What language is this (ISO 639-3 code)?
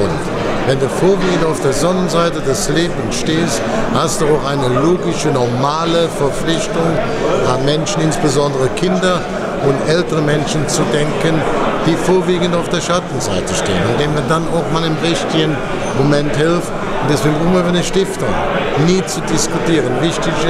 deu